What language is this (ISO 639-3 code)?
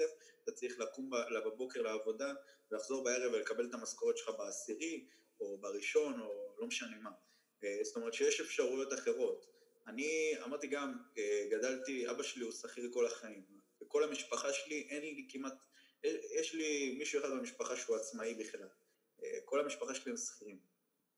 heb